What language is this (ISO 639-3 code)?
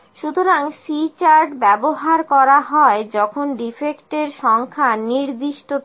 ben